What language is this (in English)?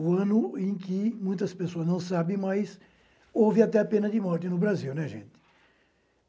Portuguese